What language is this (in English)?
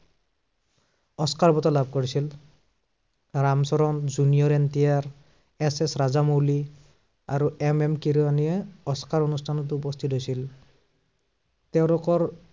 Assamese